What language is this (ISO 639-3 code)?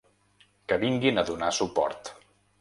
cat